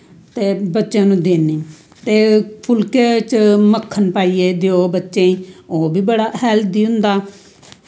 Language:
Dogri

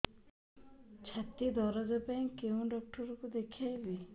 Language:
Odia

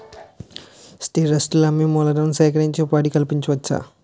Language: Telugu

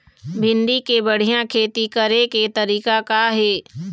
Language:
Chhattisgarhi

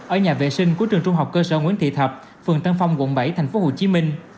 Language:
Vietnamese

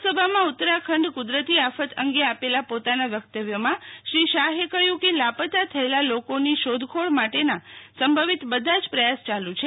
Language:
Gujarati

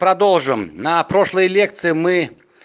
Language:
Russian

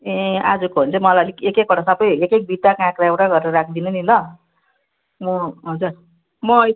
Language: Nepali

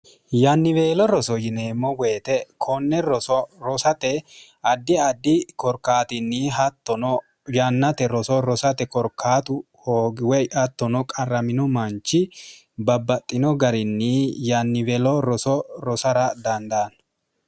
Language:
Sidamo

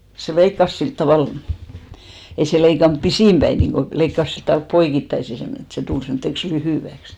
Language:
Finnish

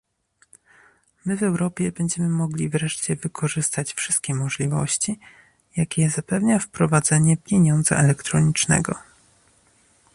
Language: Polish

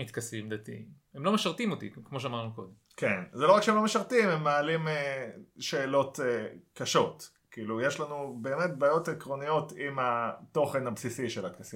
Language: Hebrew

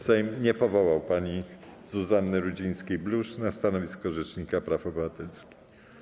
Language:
Polish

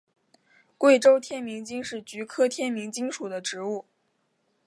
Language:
Chinese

